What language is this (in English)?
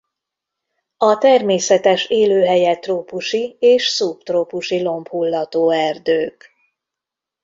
Hungarian